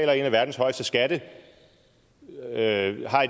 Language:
Danish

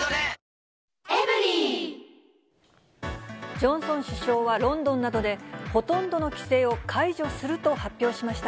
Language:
Japanese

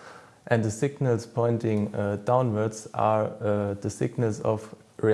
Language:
English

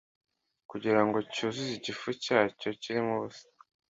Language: Kinyarwanda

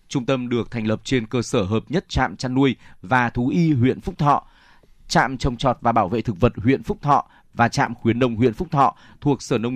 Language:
Vietnamese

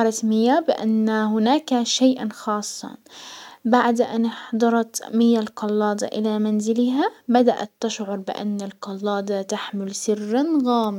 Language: Hijazi Arabic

